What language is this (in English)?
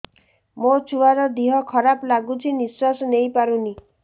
Odia